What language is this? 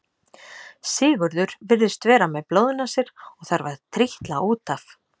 Icelandic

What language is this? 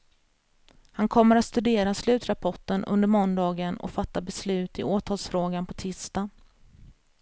Swedish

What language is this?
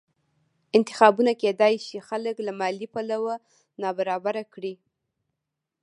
Pashto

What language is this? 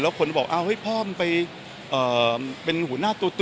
Thai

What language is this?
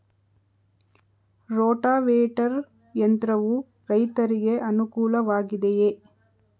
Kannada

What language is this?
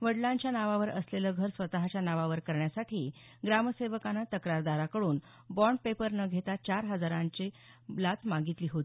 Marathi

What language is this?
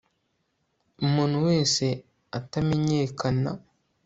Kinyarwanda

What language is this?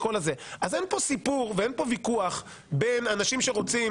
Hebrew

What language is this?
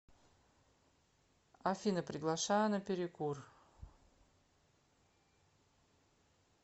Russian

